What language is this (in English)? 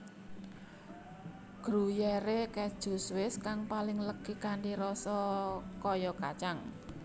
Javanese